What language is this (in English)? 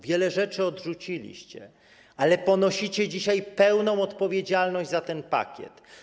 Polish